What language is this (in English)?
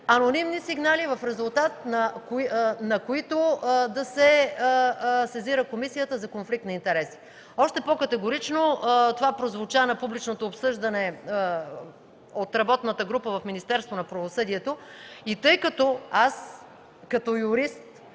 Bulgarian